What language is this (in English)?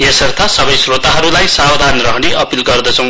Nepali